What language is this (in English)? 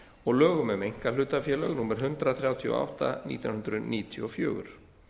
Icelandic